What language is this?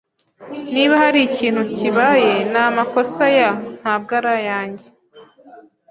Kinyarwanda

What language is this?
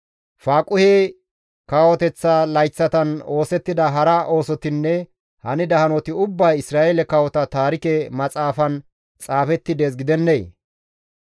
Gamo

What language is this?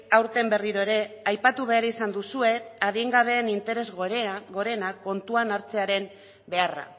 Basque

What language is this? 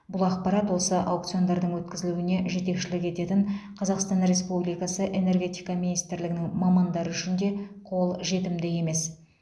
Kazakh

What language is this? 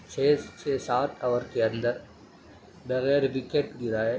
Urdu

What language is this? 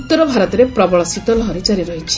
Odia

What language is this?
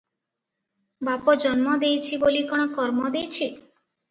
Odia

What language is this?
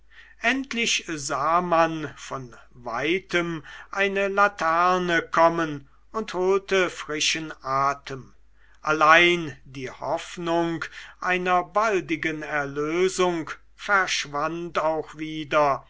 German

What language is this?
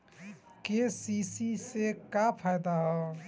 Bhojpuri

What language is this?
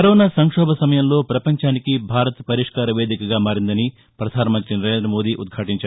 Telugu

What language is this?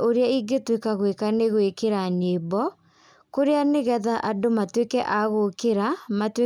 Kikuyu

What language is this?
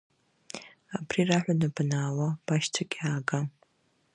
Abkhazian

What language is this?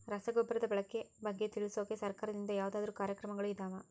Kannada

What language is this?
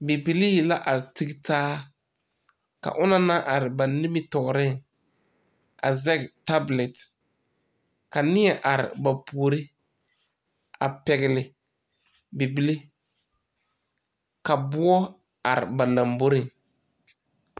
Southern Dagaare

